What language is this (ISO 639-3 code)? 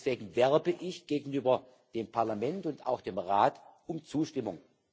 deu